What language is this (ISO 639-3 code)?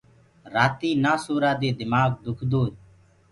ggg